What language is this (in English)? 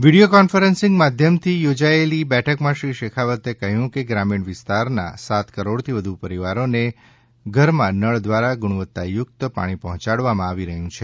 Gujarati